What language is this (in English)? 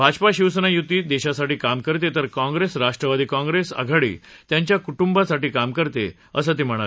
Marathi